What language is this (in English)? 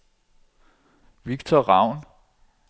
Danish